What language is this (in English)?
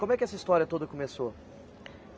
Portuguese